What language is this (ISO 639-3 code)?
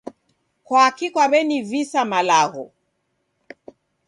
dav